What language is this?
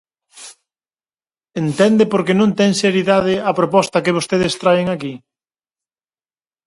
Galician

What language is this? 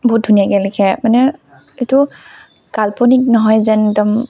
Assamese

